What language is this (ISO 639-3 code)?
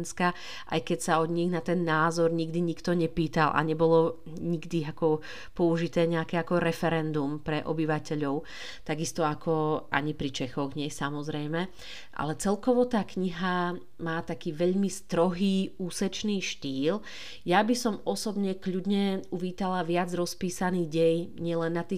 slk